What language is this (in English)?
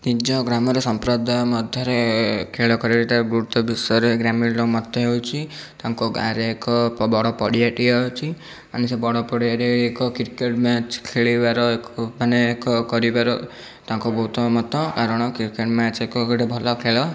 Odia